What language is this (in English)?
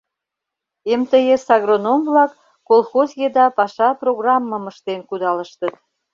Mari